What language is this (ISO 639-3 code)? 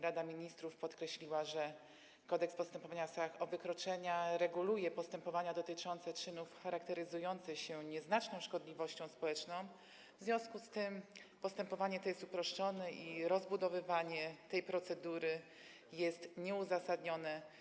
pol